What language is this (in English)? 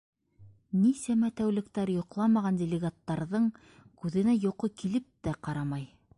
Bashkir